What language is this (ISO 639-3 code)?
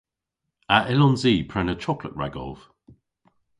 cor